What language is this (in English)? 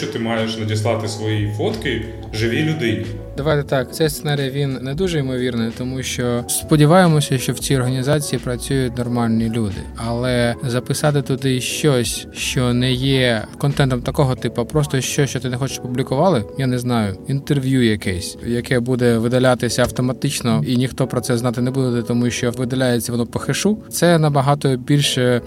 Ukrainian